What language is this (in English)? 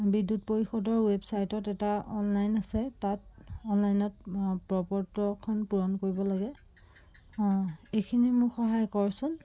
Assamese